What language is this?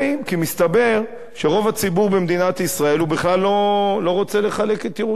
Hebrew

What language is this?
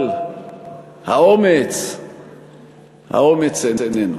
Hebrew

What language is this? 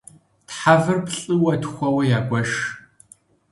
Kabardian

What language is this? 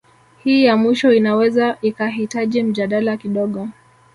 Swahili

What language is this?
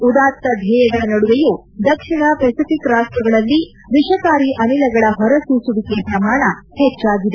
Kannada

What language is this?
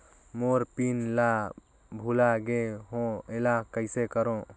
Chhattisgarhi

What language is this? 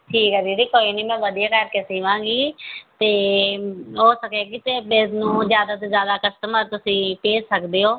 Punjabi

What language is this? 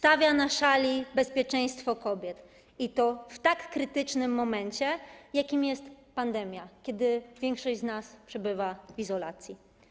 Polish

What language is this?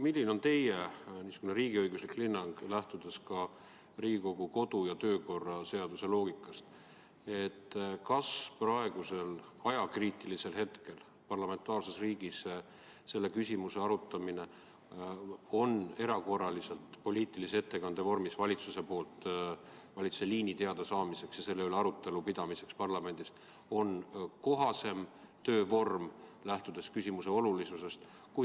Estonian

